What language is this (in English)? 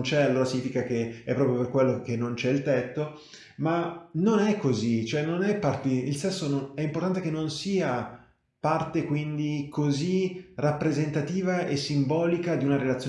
Italian